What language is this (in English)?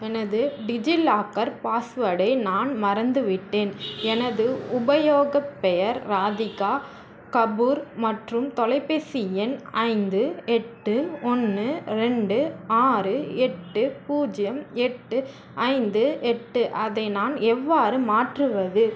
Tamil